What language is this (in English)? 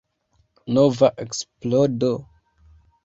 Esperanto